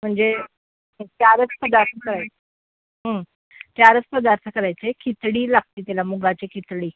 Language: Marathi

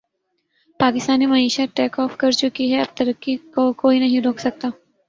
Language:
Urdu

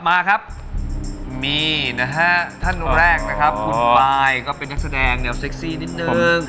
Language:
Thai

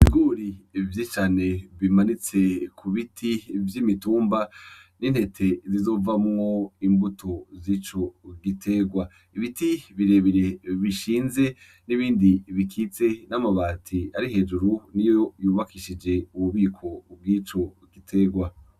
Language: Rundi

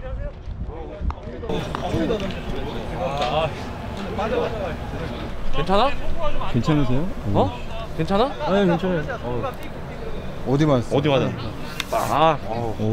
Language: Korean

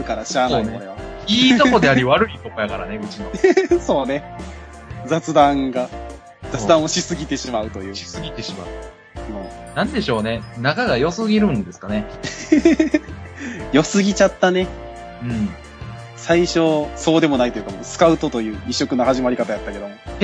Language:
Japanese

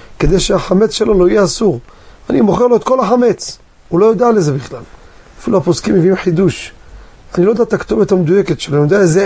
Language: Hebrew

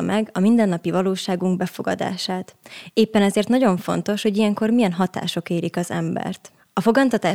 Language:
Hungarian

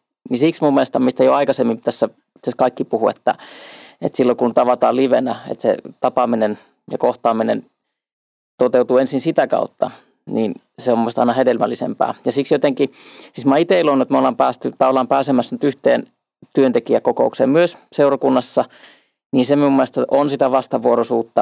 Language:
Finnish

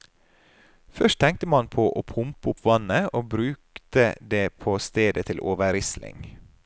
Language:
Norwegian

